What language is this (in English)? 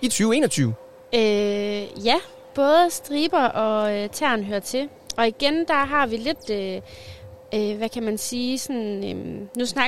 Danish